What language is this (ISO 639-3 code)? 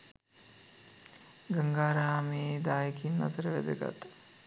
sin